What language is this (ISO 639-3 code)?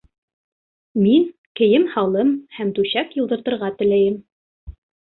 bak